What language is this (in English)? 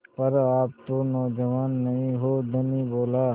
Hindi